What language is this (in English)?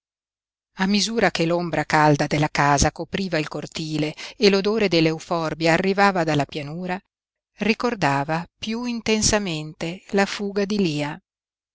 Italian